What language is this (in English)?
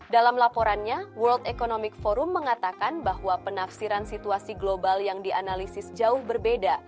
Indonesian